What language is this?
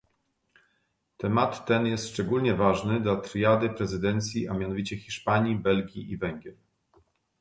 Polish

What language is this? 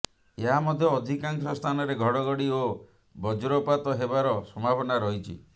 Odia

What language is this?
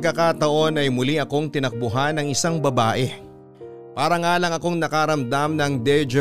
Filipino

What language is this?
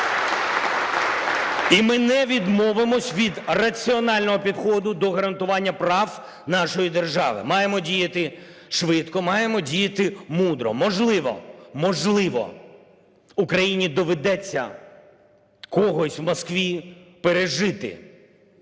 Ukrainian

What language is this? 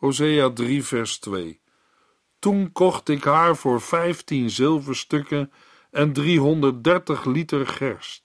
Dutch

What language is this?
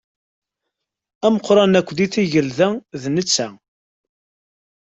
Kabyle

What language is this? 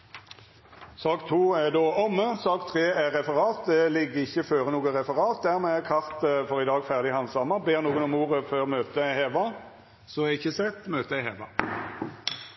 Norwegian Nynorsk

